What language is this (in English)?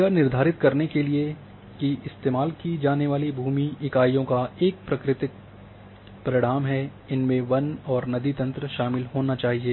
Hindi